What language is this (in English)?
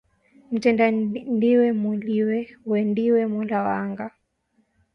Swahili